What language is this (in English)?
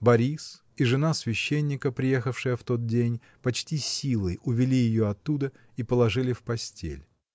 Russian